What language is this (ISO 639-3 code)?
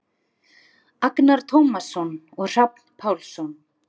isl